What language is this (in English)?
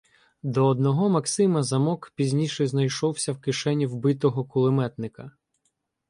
Ukrainian